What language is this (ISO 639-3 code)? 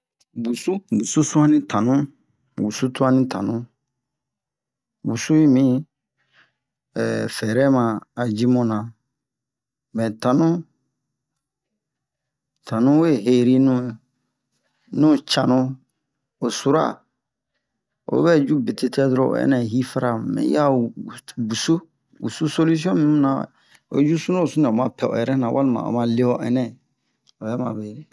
bmq